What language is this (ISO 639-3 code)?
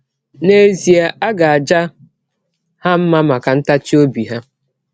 ibo